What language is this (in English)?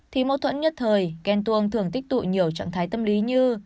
Vietnamese